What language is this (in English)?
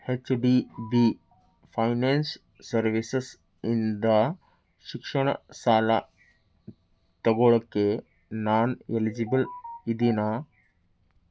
Kannada